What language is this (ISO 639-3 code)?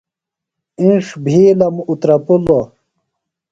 phl